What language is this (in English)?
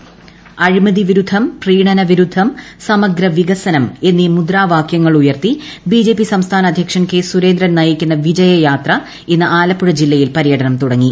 Malayalam